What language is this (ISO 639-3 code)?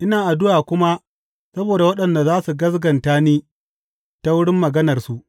hau